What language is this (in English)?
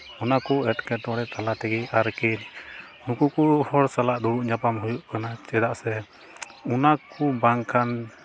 Santali